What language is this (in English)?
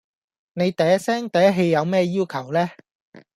Cantonese